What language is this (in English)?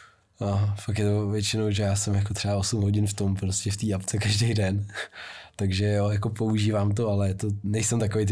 Czech